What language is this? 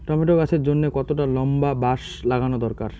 Bangla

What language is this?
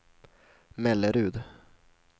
Swedish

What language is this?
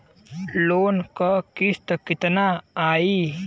Bhojpuri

